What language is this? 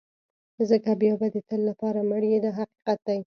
Pashto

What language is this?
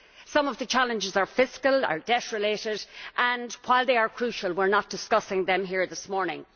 English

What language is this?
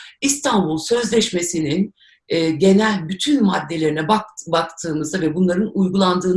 Turkish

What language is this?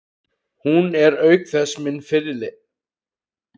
Icelandic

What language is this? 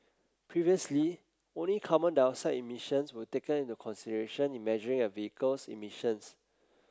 English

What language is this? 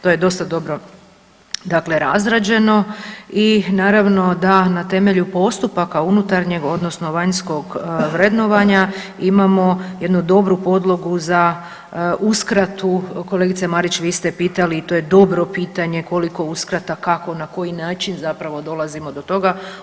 Croatian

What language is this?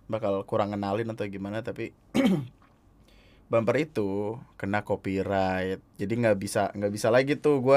Indonesian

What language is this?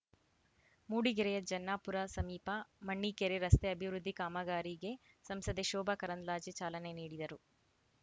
Kannada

